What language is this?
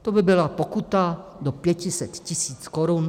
Czech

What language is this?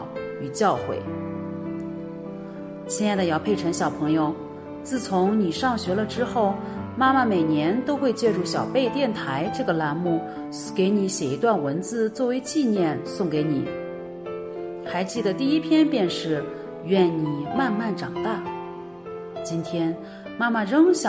Chinese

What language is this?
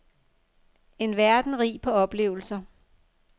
Danish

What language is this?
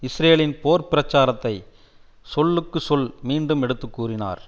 Tamil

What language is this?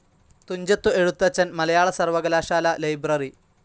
Malayalam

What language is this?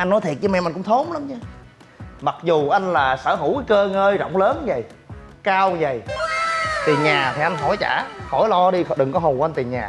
Vietnamese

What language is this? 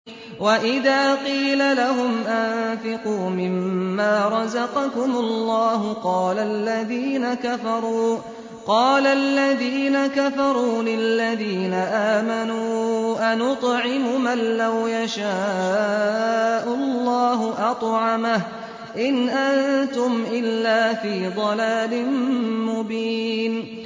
Arabic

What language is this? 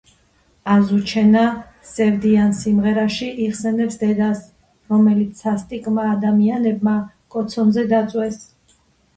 Georgian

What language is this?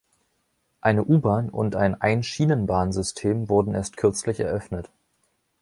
German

